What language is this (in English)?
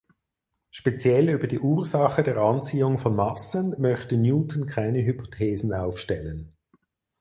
German